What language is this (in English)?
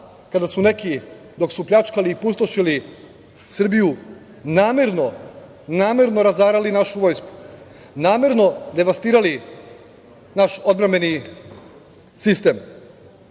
Serbian